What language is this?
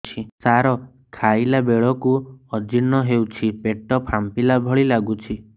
Odia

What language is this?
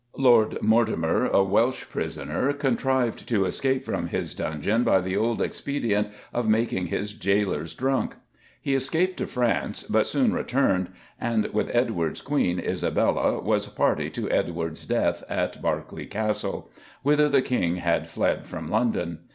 English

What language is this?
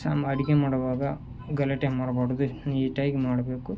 Kannada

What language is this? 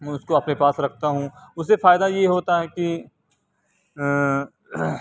Urdu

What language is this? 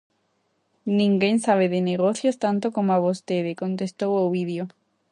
Galician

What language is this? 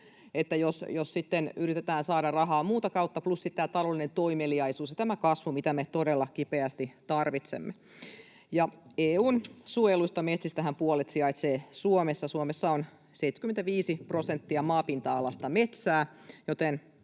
Finnish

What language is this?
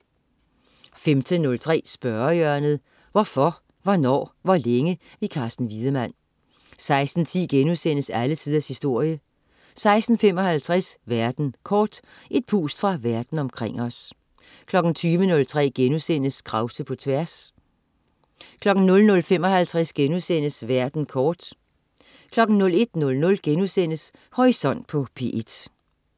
Danish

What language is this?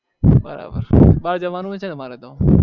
Gujarati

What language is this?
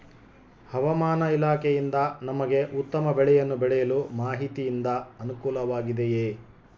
Kannada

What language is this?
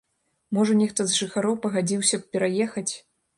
Belarusian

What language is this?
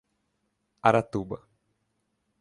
Portuguese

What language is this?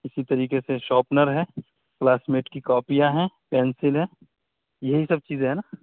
Urdu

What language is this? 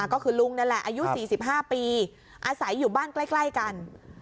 Thai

